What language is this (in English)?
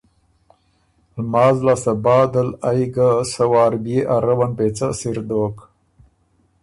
Ormuri